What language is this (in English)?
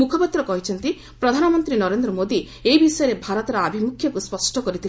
Odia